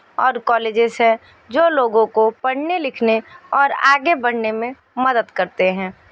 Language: Hindi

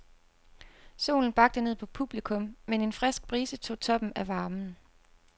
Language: Danish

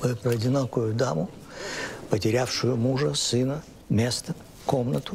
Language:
Russian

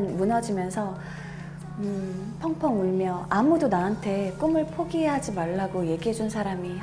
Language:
Korean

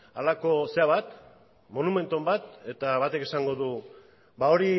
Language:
Basque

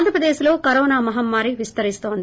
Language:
Telugu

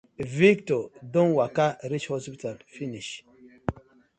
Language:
Nigerian Pidgin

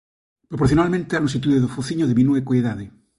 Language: Galician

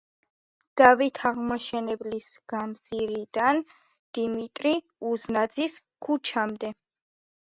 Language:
Georgian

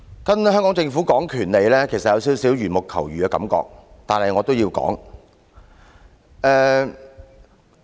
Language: Cantonese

